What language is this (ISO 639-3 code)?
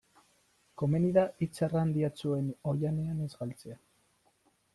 eus